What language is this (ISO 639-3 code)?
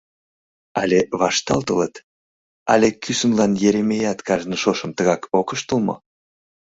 chm